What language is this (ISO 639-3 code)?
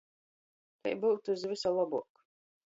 ltg